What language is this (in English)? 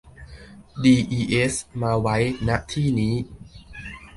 Thai